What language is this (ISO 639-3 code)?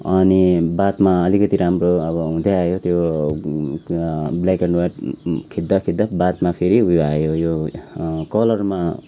nep